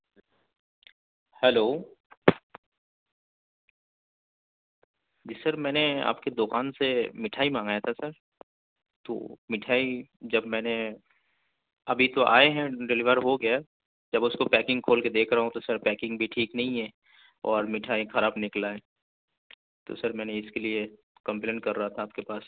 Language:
Urdu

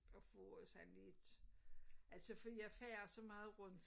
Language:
Danish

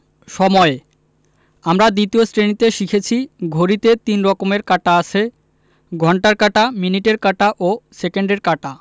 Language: Bangla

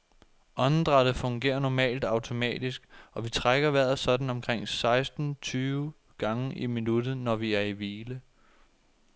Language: Danish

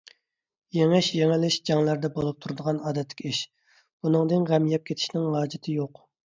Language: Uyghur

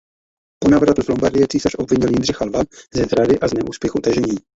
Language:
Czech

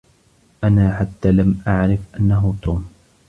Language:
Arabic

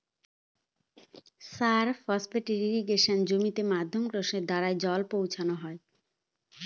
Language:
Bangla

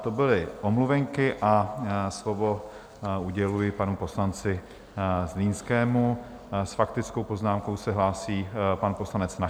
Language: Czech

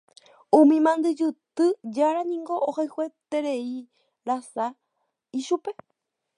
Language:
Guarani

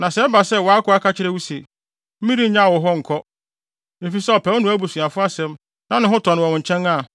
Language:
Akan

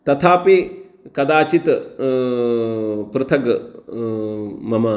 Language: Sanskrit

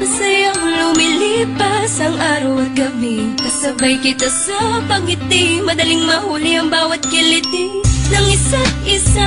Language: Hebrew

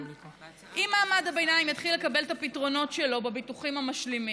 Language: Hebrew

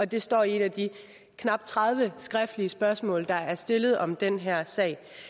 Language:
Danish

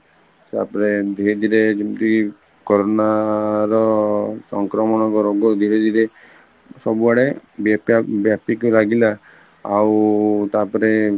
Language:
Odia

